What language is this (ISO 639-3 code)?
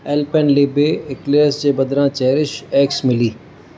snd